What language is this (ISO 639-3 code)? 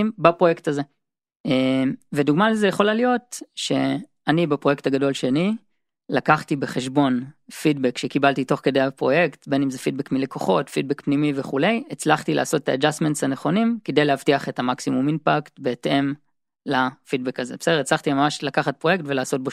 heb